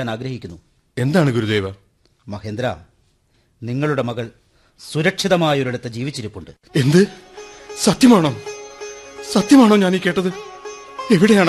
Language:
Malayalam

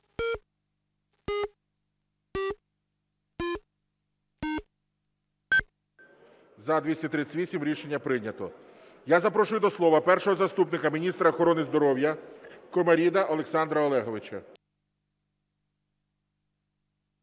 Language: Ukrainian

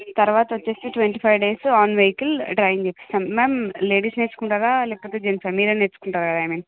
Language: Telugu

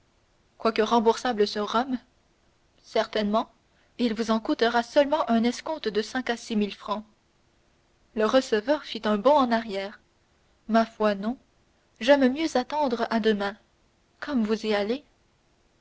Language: French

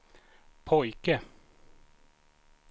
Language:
Swedish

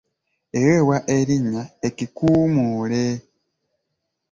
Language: Ganda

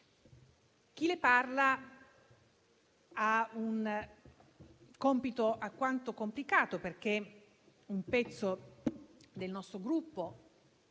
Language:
Italian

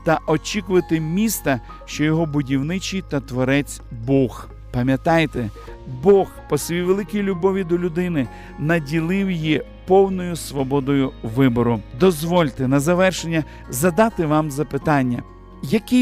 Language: Ukrainian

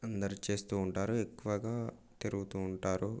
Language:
Telugu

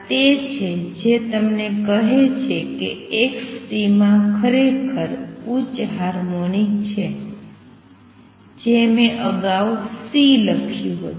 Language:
Gujarati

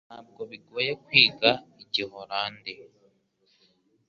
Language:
Kinyarwanda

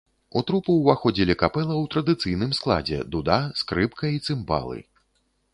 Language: Belarusian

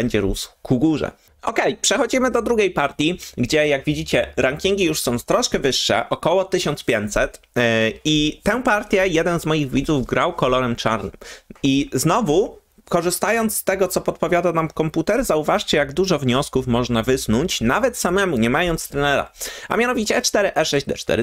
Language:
Polish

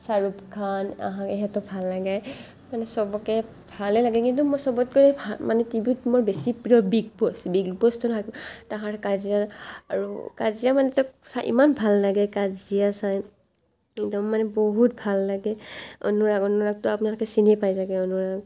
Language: Assamese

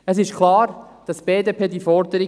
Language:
Swiss German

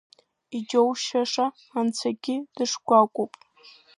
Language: Abkhazian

